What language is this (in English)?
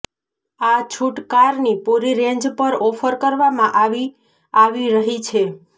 Gujarati